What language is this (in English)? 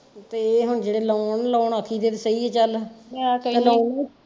Punjabi